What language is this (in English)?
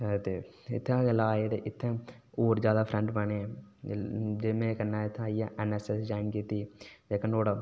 Dogri